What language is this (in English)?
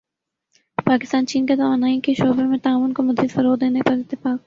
Urdu